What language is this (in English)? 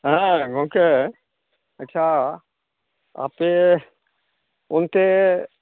Santali